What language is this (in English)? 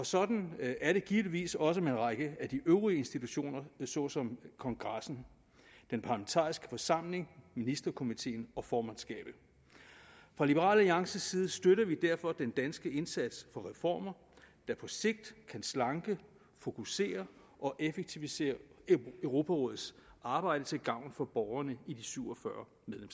Danish